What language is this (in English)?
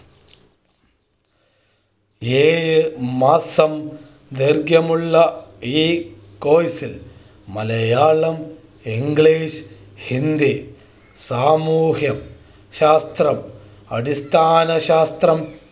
Malayalam